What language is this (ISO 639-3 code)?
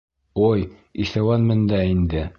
bak